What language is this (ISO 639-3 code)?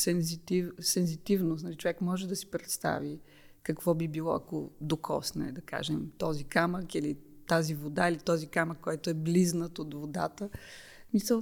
bul